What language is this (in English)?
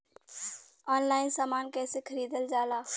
Bhojpuri